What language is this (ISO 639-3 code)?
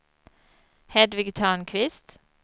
swe